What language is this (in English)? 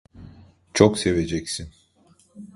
Turkish